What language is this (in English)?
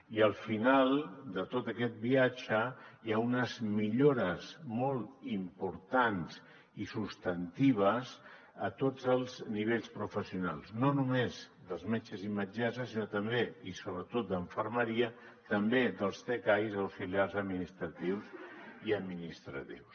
Catalan